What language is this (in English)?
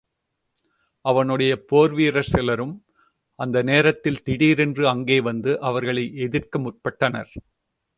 Tamil